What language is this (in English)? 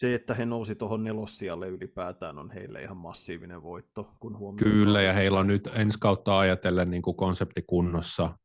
Finnish